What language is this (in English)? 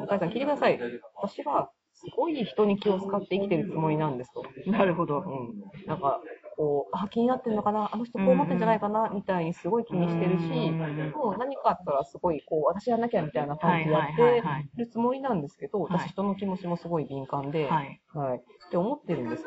Japanese